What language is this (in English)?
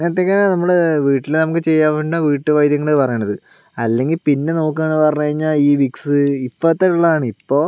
Malayalam